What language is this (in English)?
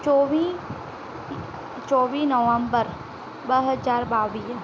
Sindhi